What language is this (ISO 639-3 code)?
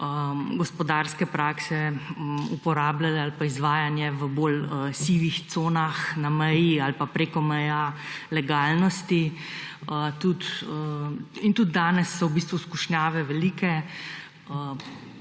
slv